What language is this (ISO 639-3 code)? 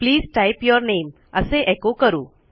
mar